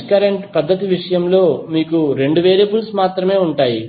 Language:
Telugu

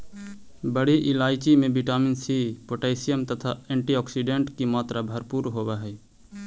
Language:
Magahi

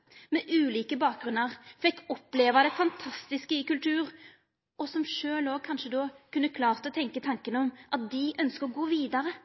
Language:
Norwegian Nynorsk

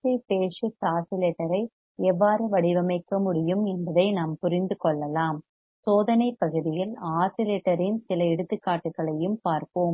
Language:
Tamil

